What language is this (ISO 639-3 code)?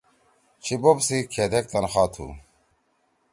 trw